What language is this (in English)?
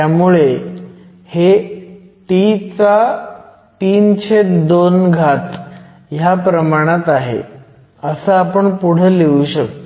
Marathi